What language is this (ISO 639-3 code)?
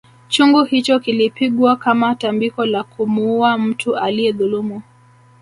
swa